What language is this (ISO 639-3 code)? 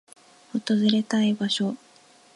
jpn